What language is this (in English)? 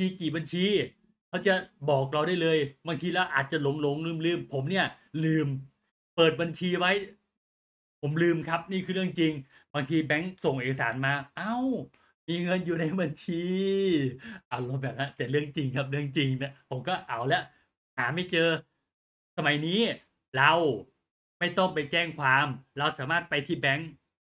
Thai